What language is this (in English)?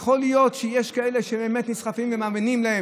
Hebrew